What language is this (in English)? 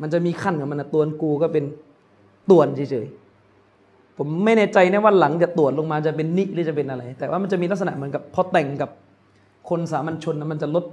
Thai